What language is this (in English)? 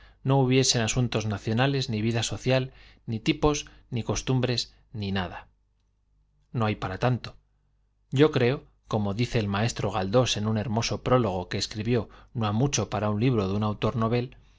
Spanish